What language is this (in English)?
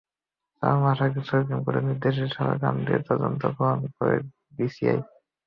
Bangla